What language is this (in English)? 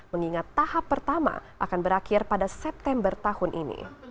Indonesian